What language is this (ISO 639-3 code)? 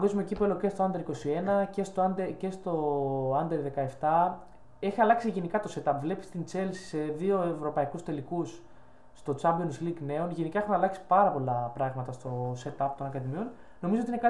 ell